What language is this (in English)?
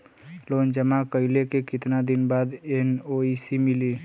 Bhojpuri